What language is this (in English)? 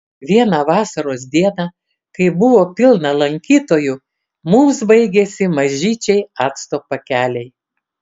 Lithuanian